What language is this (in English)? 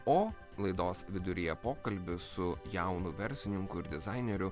Lithuanian